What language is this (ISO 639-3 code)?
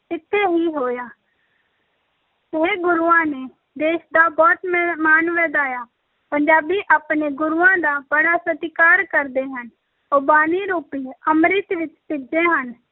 pan